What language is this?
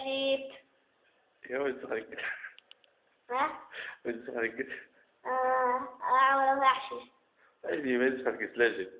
Arabic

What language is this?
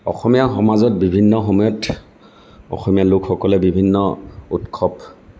Assamese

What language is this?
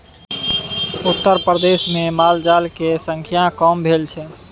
Maithili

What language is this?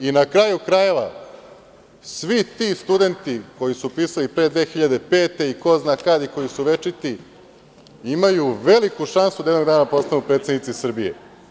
Serbian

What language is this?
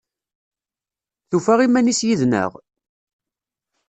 Kabyle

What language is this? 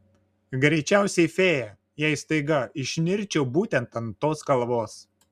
Lithuanian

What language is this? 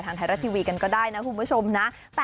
Thai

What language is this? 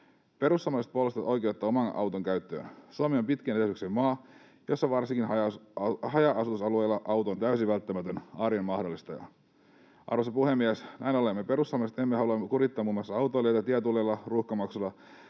Finnish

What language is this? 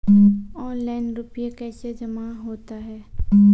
Maithili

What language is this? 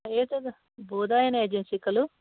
Sanskrit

